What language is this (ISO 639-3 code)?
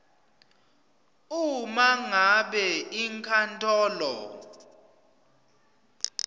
ssw